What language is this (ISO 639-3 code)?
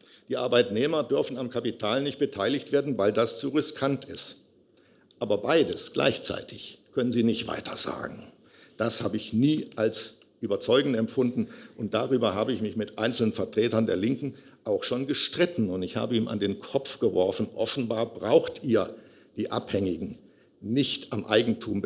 deu